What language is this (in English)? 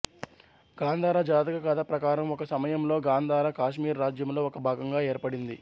Telugu